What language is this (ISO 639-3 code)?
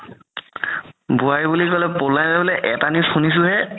asm